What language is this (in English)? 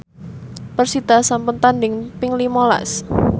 Javanese